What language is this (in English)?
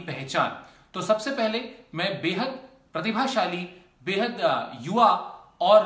Hindi